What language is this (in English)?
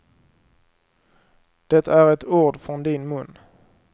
Swedish